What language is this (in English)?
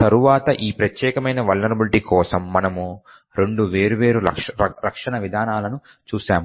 Telugu